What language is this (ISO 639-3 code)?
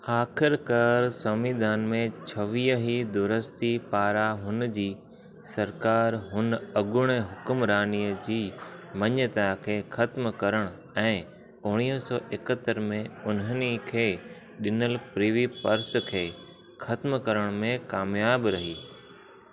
snd